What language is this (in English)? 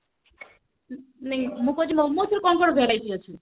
Odia